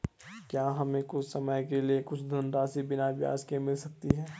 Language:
Hindi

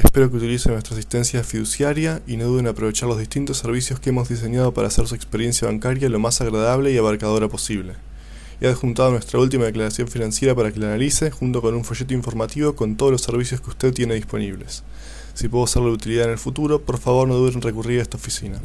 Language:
Spanish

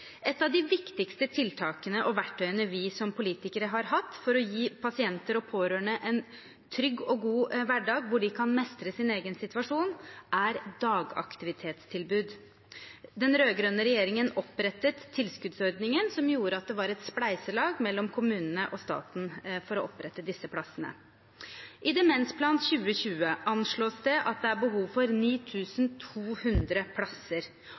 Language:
Norwegian Bokmål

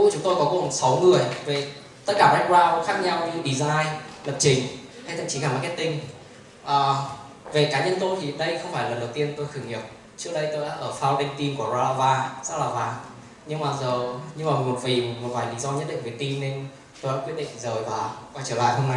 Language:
Vietnamese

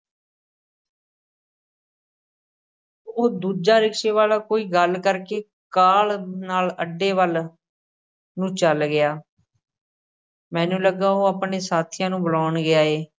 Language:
Punjabi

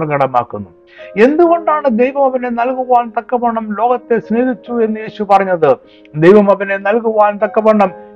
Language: Malayalam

